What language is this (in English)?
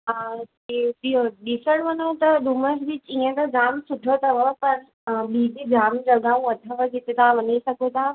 Sindhi